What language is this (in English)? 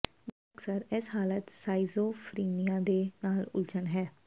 Punjabi